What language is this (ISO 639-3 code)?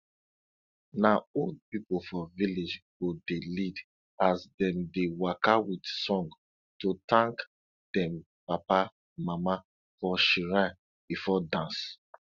pcm